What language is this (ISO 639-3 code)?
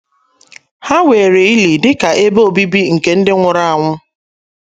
ibo